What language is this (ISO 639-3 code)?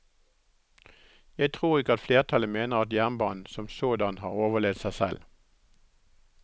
nor